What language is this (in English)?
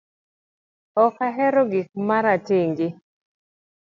Luo (Kenya and Tanzania)